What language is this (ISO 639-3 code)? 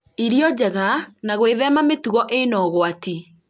kik